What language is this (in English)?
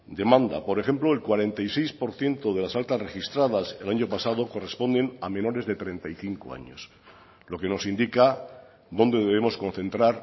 Spanish